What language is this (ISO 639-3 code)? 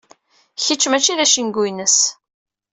kab